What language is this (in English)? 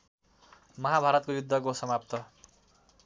Nepali